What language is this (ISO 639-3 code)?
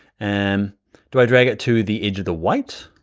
eng